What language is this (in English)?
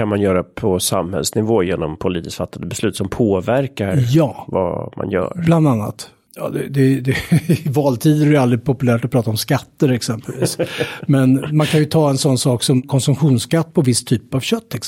Swedish